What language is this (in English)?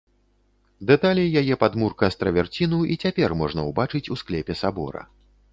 Belarusian